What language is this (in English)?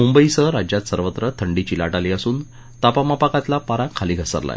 Marathi